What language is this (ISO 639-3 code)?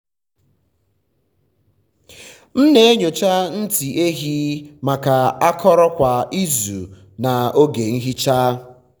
ibo